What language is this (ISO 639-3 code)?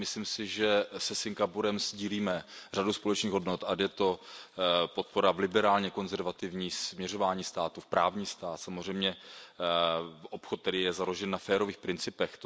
ces